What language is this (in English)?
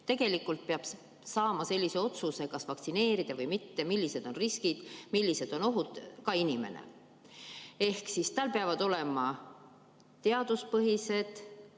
Estonian